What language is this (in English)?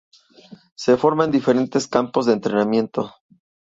Spanish